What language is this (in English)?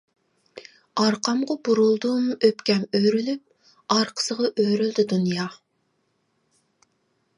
Uyghur